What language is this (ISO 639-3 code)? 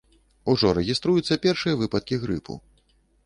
bel